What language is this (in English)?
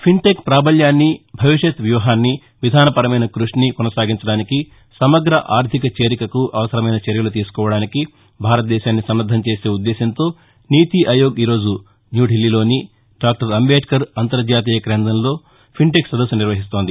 Telugu